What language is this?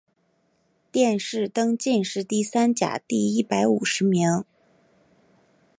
Chinese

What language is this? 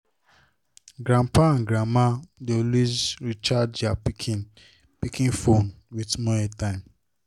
Nigerian Pidgin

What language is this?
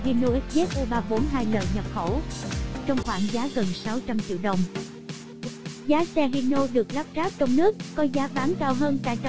Vietnamese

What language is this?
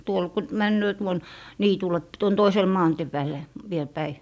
Finnish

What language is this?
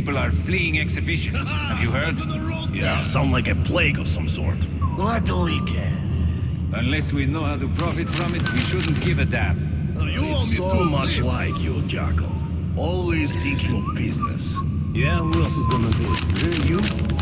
English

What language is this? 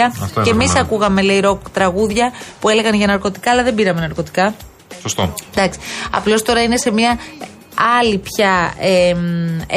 Greek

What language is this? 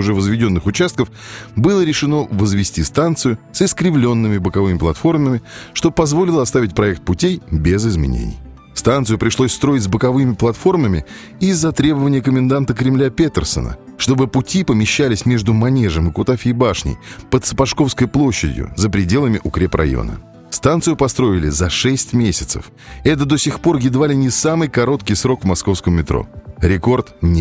Russian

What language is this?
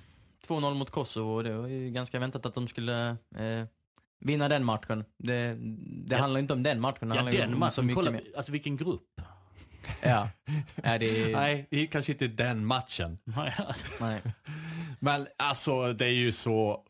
Swedish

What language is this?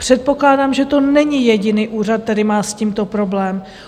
Czech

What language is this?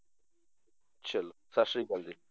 Punjabi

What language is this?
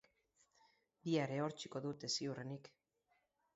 Basque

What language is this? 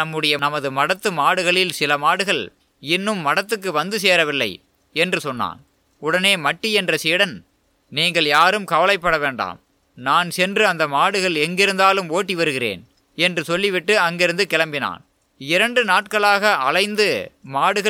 Tamil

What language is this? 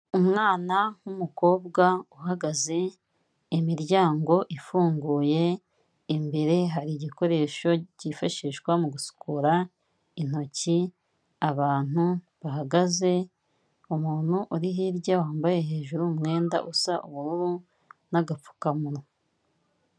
Kinyarwanda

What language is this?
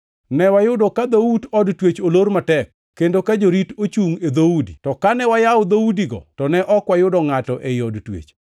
Luo (Kenya and Tanzania)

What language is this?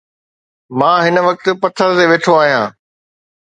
Sindhi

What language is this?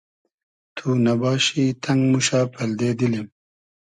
Hazaragi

